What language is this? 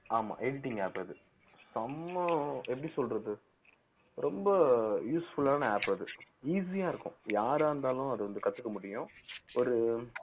Tamil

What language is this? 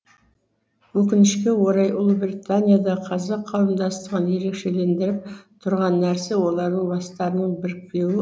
Kazakh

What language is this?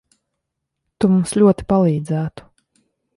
Latvian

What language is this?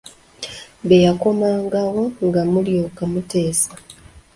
Ganda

